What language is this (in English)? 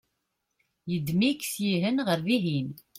Kabyle